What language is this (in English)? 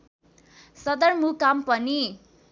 Nepali